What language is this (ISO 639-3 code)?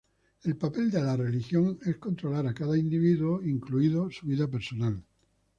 spa